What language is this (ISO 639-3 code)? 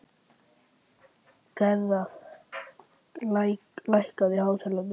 isl